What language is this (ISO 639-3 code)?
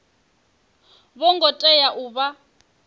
ven